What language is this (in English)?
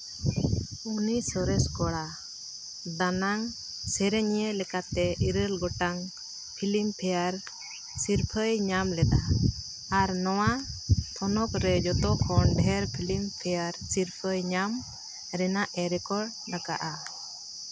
Santali